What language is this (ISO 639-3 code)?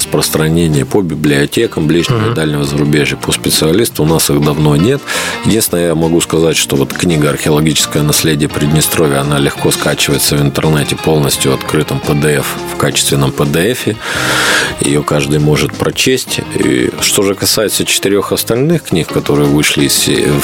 rus